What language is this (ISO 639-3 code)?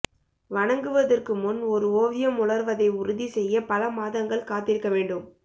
tam